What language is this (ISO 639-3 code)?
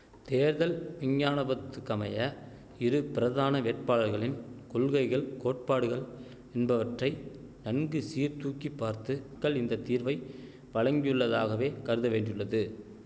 tam